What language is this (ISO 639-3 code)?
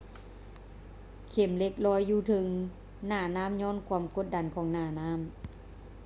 lao